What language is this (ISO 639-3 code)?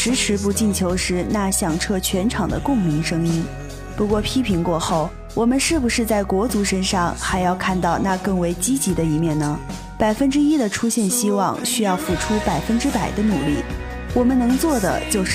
zho